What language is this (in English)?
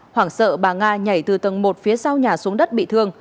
Vietnamese